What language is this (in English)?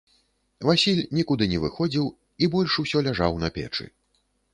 Belarusian